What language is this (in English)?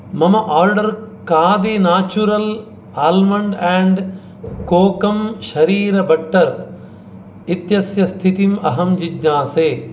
Sanskrit